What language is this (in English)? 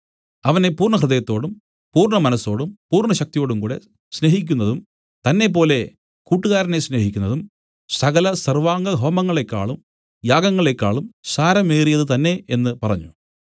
Malayalam